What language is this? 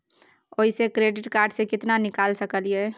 Maithili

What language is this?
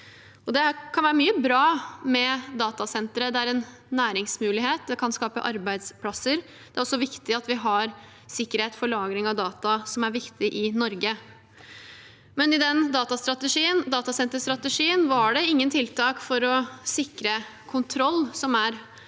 Norwegian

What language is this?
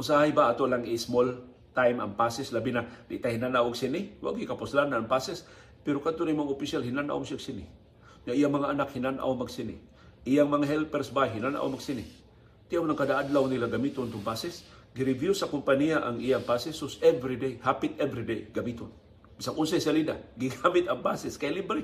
Filipino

